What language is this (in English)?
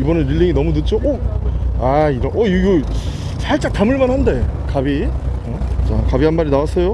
Korean